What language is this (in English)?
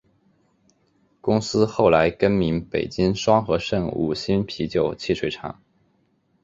Chinese